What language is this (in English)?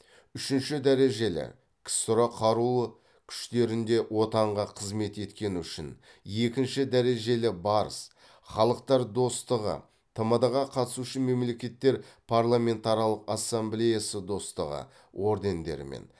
Kazakh